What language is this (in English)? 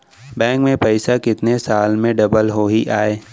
Chhattisgarhi